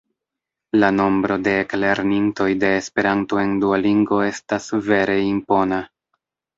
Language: Esperanto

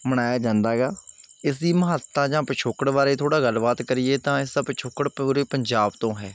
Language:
Punjabi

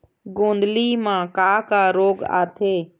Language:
Chhattisgarhi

